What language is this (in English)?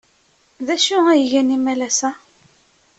Kabyle